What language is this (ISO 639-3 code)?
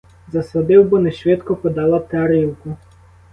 ukr